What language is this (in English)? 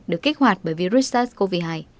Vietnamese